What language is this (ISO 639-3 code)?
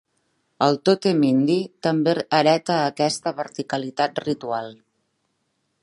cat